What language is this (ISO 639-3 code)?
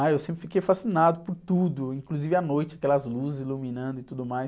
por